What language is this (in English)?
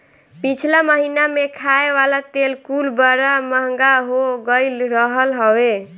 Bhojpuri